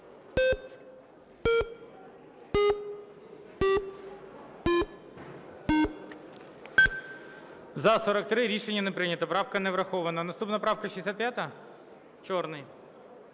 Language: Ukrainian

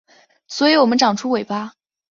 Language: Chinese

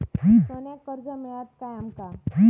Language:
Marathi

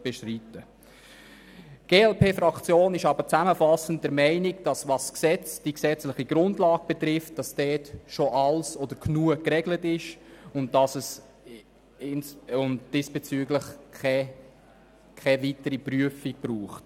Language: Swiss German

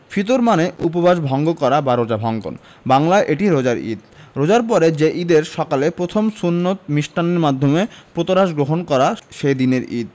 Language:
Bangla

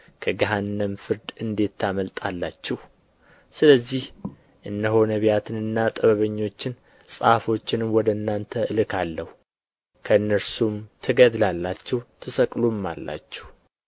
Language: Amharic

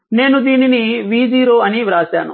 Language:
Telugu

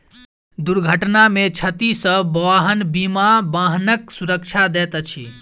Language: Maithili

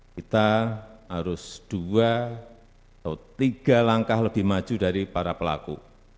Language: Indonesian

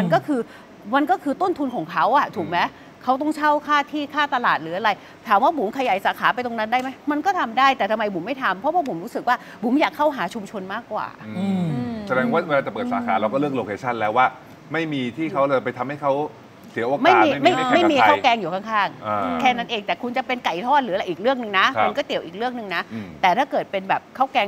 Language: Thai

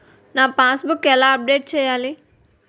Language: Telugu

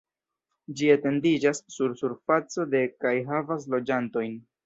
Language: Esperanto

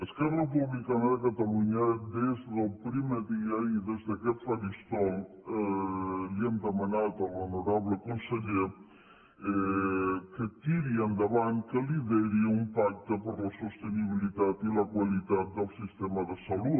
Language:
Catalan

